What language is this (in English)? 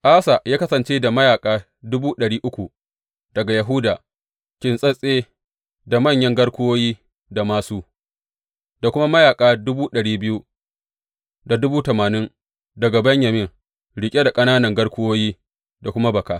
Hausa